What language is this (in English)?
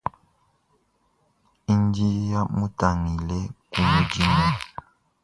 Luba-Lulua